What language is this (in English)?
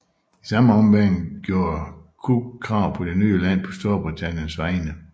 Danish